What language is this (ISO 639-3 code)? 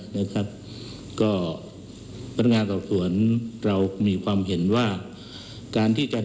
tha